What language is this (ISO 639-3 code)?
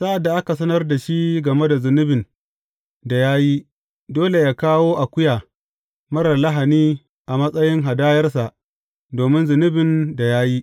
hau